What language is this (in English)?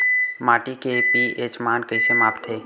Chhattisgarhi